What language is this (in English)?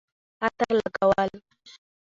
Pashto